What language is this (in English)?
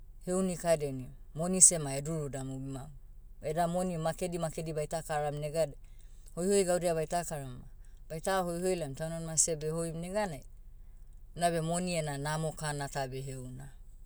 Motu